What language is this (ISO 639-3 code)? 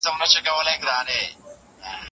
pus